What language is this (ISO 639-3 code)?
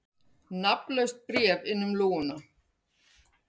isl